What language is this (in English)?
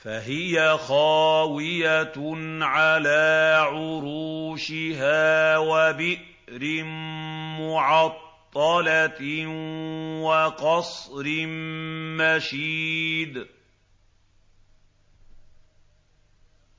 Arabic